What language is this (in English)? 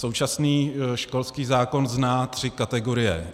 Czech